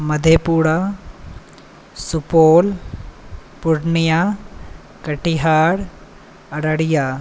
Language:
Maithili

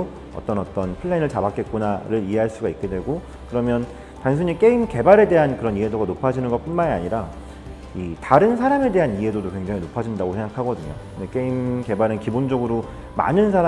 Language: Korean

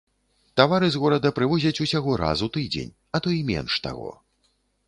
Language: Belarusian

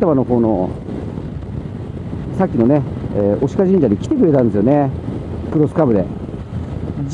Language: Japanese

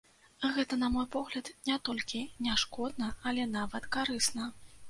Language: Belarusian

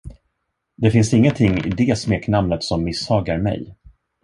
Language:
Swedish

